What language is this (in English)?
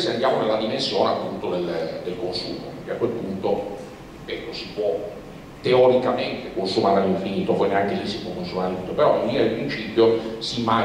Italian